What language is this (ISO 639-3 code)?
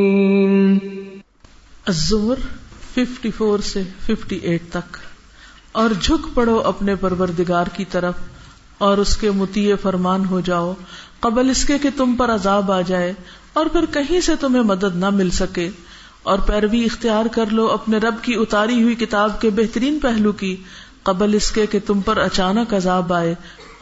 urd